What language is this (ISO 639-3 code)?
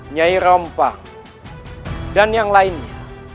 ind